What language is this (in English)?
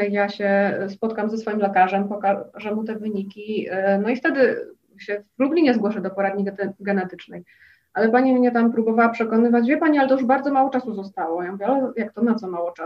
Polish